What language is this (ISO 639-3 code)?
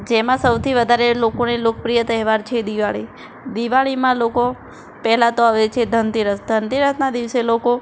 guj